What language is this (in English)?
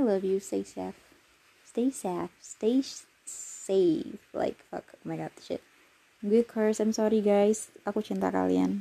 Indonesian